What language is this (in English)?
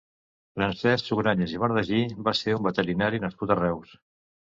Catalan